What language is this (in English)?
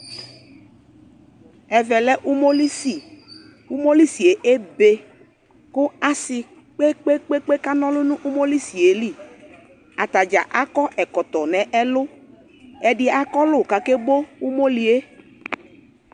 Ikposo